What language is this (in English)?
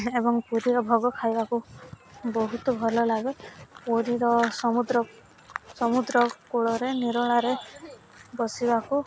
Odia